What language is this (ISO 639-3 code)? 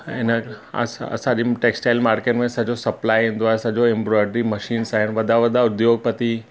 snd